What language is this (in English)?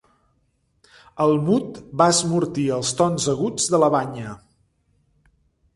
Catalan